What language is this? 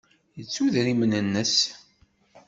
Kabyle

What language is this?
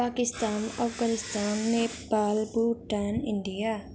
Nepali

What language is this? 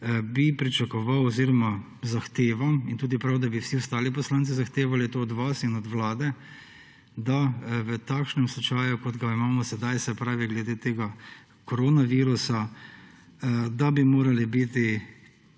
Slovenian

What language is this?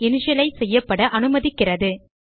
Tamil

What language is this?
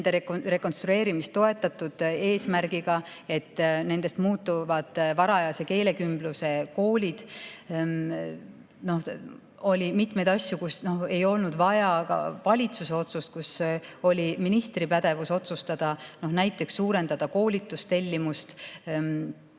Estonian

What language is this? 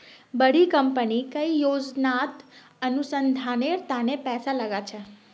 Magahi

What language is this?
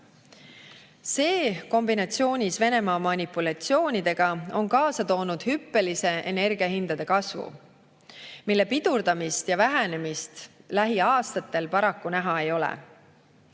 Estonian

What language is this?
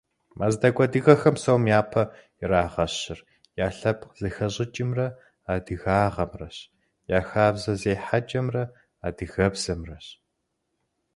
Kabardian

